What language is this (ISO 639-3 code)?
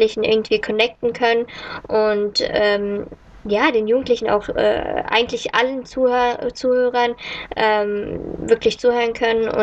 deu